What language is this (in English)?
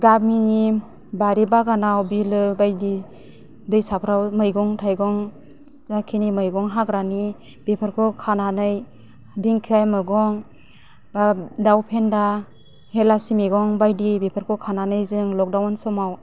Bodo